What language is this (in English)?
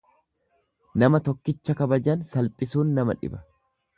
Oromo